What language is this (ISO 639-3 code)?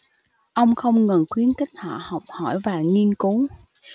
vie